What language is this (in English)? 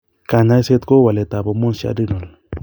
Kalenjin